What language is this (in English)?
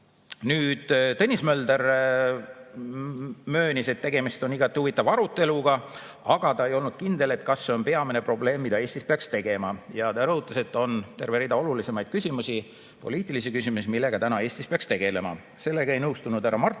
Estonian